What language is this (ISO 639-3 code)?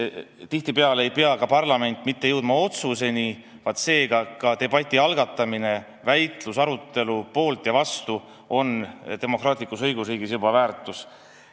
est